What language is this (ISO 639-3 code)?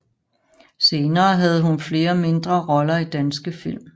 dan